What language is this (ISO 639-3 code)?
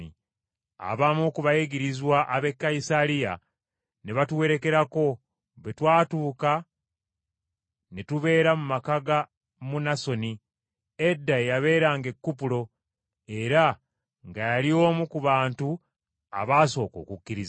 lug